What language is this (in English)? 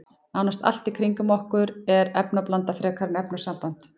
Icelandic